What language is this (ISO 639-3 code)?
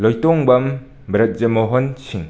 mni